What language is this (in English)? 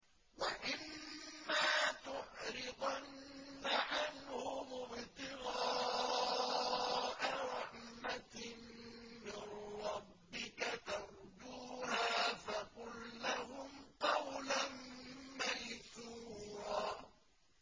Arabic